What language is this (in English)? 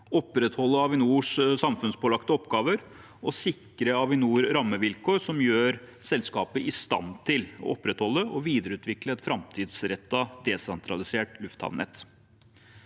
Norwegian